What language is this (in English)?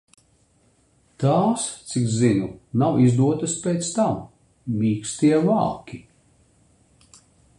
Latvian